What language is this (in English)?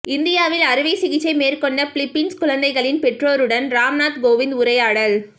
Tamil